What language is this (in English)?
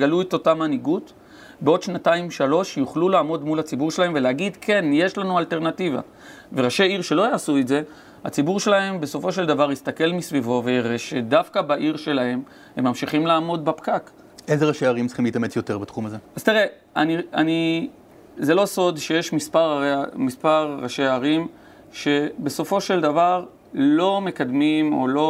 Hebrew